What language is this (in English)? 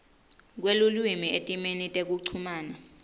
Swati